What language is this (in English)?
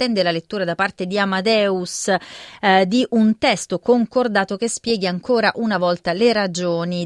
Italian